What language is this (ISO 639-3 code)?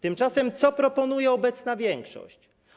pol